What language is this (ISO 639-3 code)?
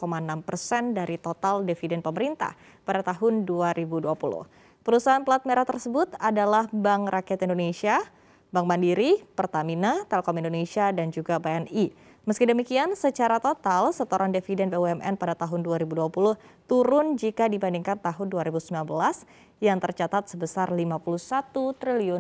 ind